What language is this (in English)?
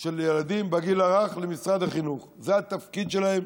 Hebrew